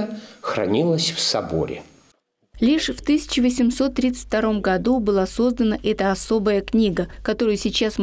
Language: Russian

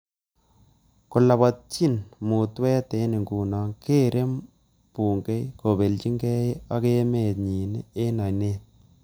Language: Kalenjin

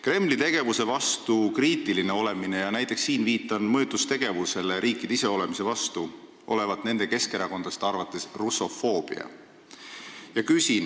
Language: Estonian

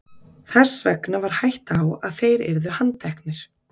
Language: Icelandic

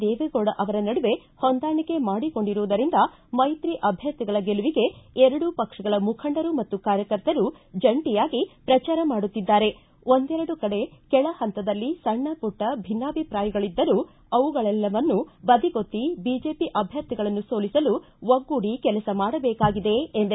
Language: Kannada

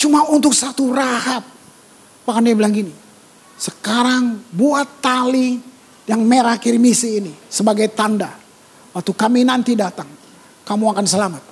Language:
Indonesian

